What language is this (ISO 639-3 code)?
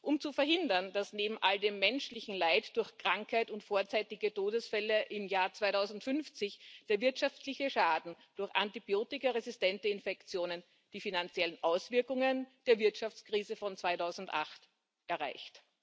deu